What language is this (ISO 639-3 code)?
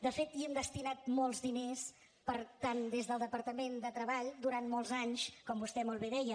cat